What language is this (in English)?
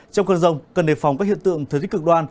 Vietnamese